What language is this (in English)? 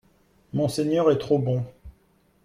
French